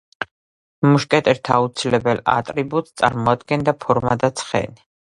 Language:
Georgian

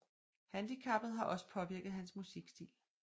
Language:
Danish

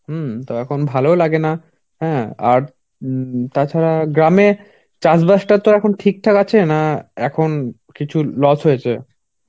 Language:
Bangla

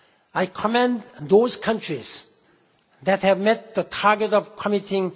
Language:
English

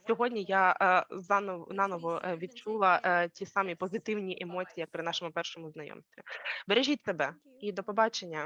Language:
Ukrainian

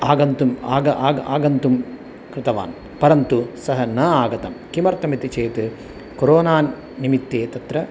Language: Sanskrit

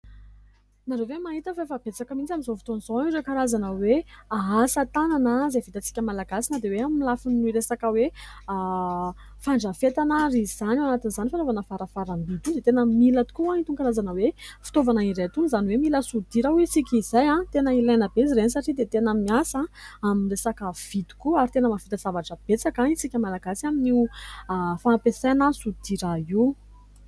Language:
Malagasy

